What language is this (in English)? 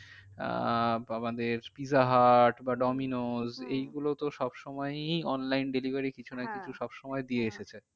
Bangla